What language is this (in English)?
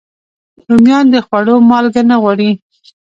Pashto